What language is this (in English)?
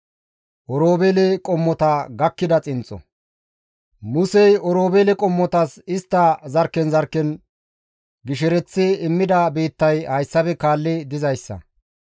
Gamo